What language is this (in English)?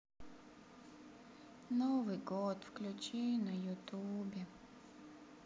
Russian